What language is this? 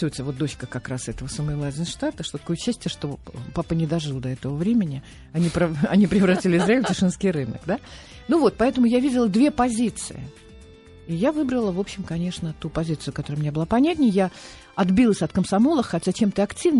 Russian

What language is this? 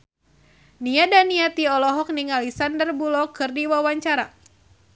Sundanese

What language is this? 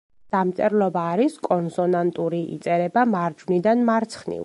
Georgian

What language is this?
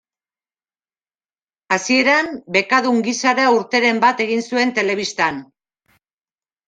Basque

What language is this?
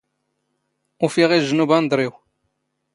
Standard Moroccan Tamazight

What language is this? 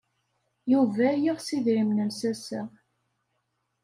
Kabyle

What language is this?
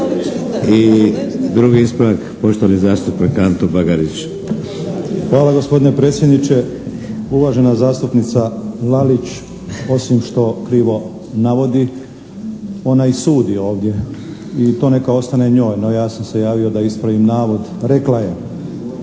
Croatian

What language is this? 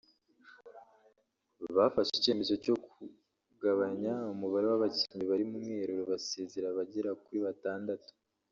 Kinyarwanda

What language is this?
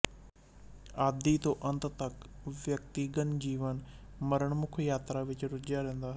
Punjabi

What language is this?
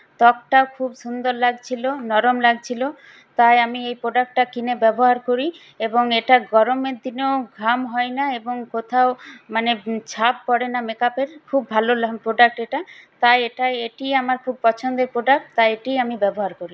Bangla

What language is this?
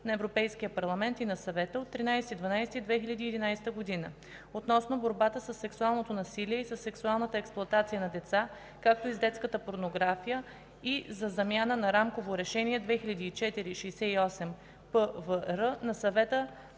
Bulgarian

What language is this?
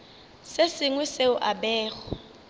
Northern Sotho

